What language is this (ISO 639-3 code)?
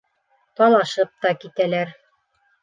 bak